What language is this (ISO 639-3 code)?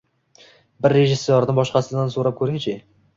uzb